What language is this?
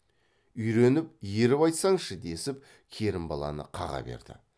Kazakh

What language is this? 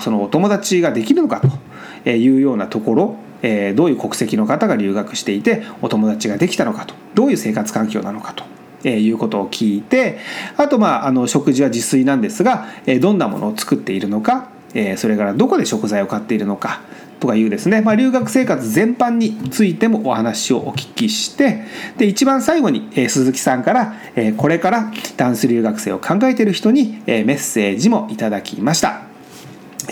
Japanese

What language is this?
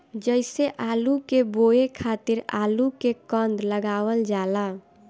Bhojpuri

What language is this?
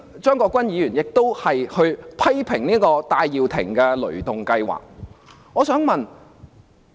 Cantonese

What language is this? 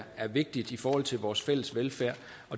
Danish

